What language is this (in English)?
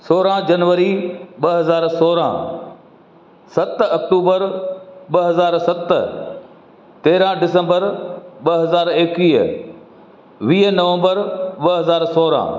Sindhi